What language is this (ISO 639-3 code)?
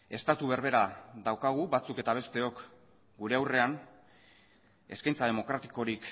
eus